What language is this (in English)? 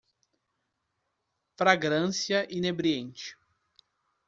Portuguese